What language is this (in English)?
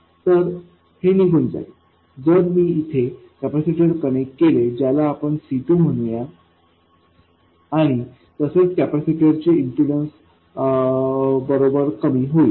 Marathi